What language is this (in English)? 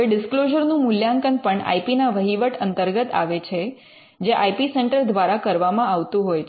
Gujarati